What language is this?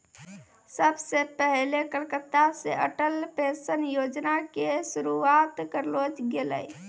Maithili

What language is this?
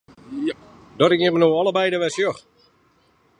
Western Frisian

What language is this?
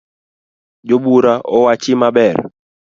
Luo (Kenya and Tanzania)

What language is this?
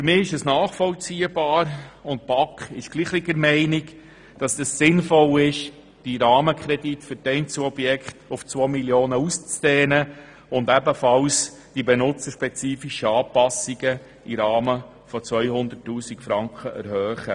Swiss German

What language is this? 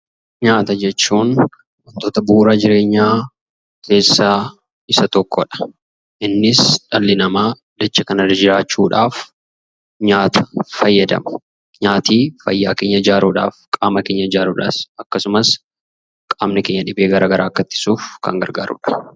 Oromo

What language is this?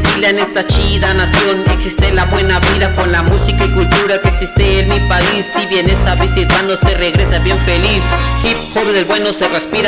Spanish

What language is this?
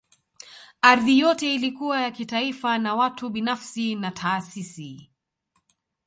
Swahili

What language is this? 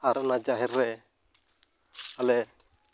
Santali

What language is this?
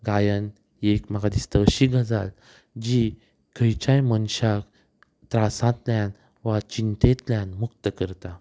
Konkani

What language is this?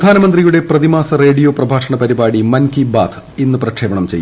Malayalam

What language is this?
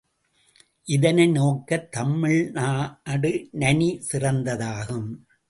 Tamil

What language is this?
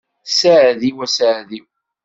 Kabyle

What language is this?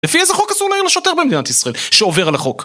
Hebrew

